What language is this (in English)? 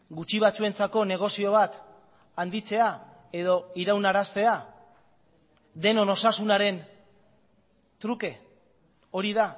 Basque